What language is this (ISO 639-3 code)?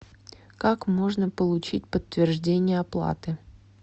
rus